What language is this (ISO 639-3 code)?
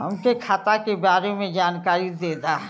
bho